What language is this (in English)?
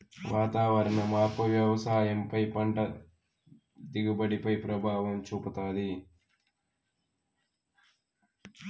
Telugu